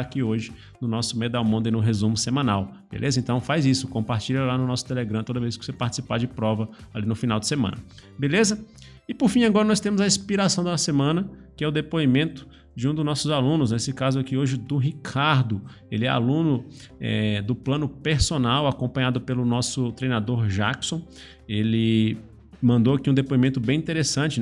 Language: Portuguese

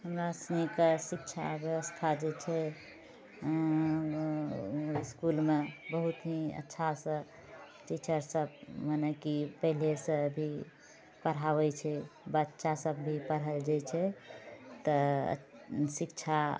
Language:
Maithili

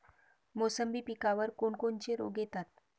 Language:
Marathi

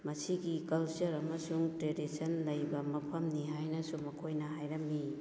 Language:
Manipuri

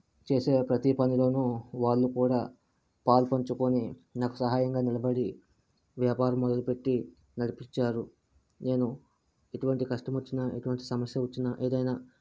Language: Telugu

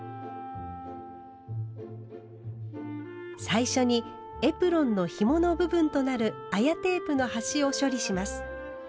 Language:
Japanese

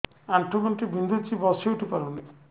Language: Odia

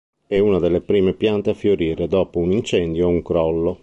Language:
Italian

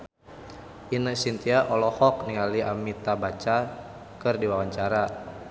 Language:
Sundanese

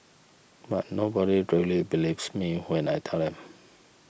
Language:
English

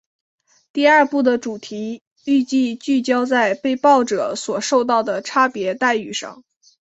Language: Chinese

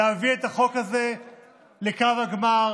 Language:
Hebrew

